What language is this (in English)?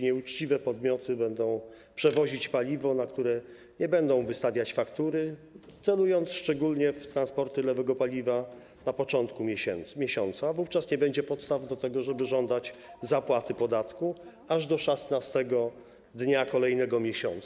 Polish